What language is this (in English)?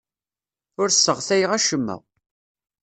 Kabyle